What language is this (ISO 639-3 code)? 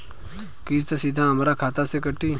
bho